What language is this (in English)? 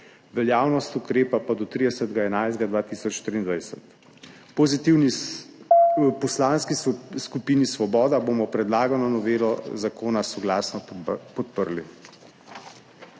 Slovenian